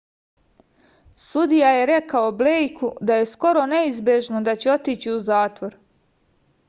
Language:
Serbian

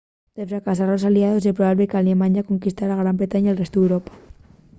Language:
Asturian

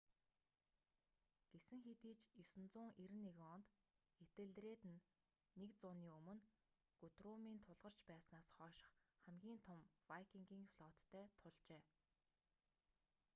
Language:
Mongolian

